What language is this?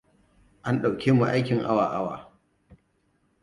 Hausa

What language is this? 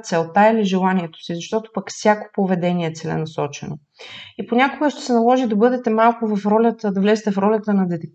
Bulgarian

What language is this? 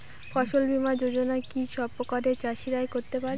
Bangla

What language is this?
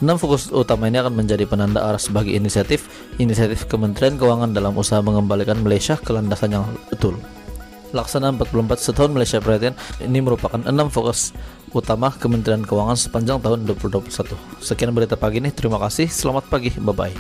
Indonesian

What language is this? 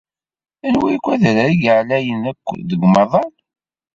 Kabyle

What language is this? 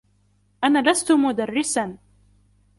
Arabic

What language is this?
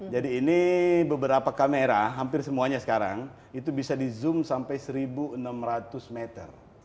Indonesian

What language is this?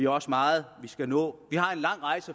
Danish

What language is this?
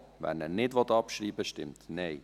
Swiss German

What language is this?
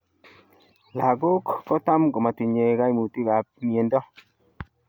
Kalenjin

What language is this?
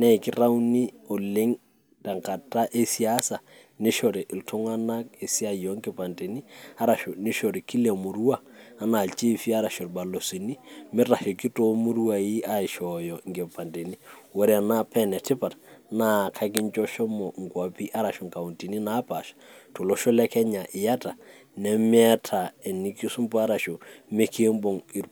Masai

